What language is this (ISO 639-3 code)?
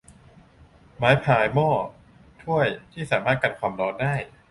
tha